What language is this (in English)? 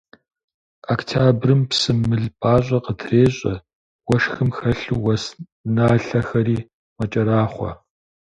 Kabardian